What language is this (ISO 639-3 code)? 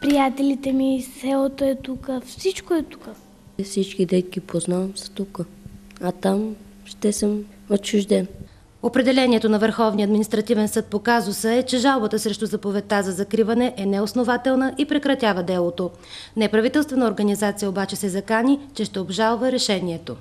bul